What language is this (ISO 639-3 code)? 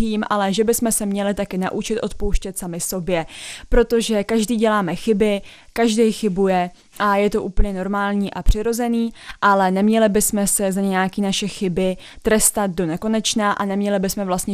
ces